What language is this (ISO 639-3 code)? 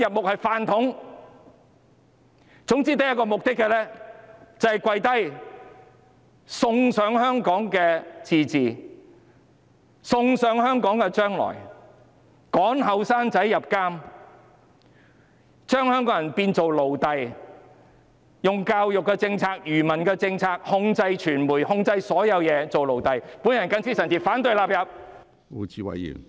yue